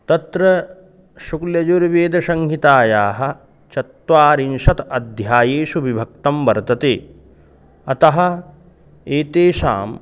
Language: Sanskrit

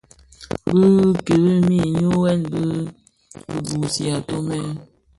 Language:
Bafia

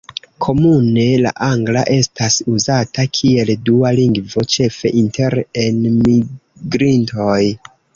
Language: Esperanto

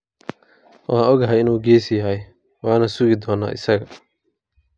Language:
Somali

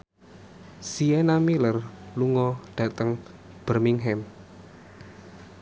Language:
Javanese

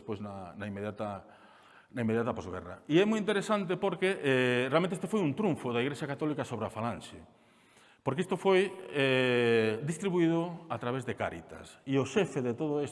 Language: Spanish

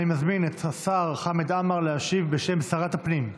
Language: Hebrew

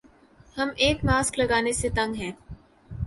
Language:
Urdu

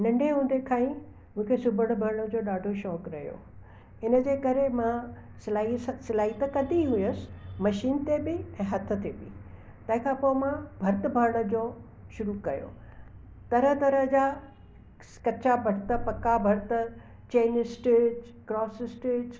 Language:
Sindhi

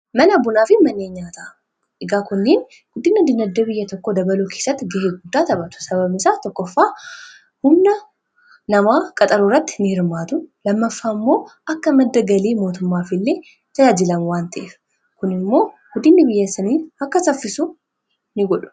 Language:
Oromo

